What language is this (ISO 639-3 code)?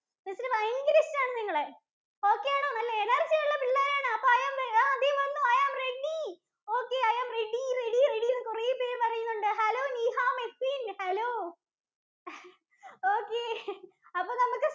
mal